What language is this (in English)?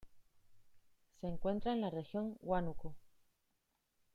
Spanish